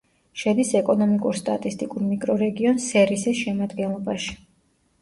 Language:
Georgian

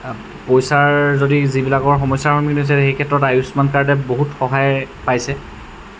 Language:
Assamese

